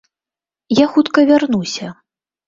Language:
Belarusian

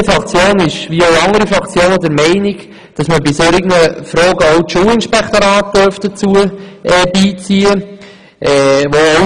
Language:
Swiss German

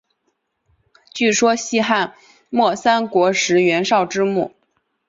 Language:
Chinese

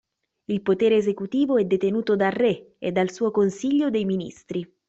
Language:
Italian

